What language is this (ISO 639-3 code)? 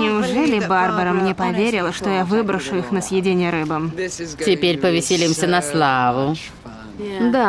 rus